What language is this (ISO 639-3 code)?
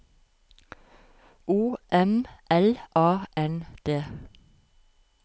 nor